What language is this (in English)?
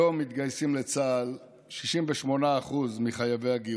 Hebrew